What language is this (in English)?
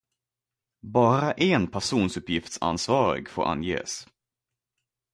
Swedish